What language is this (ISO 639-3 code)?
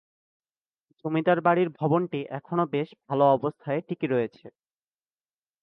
ben